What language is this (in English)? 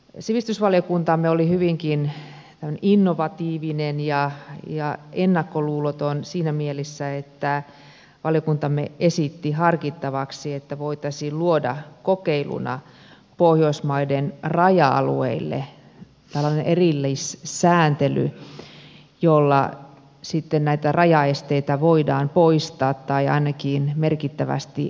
Finnish